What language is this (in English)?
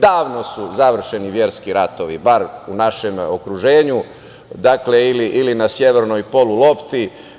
Serbian